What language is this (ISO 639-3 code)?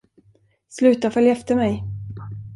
swe